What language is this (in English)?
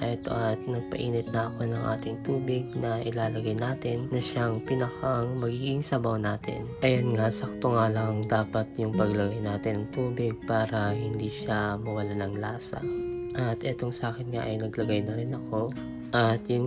Filipino